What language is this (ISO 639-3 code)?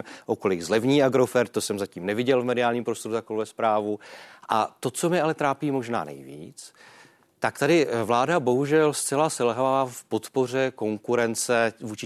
ces